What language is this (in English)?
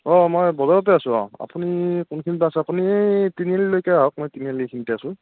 Assamese